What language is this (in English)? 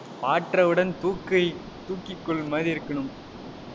Tamil